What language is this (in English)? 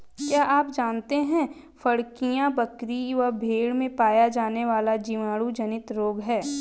Hindi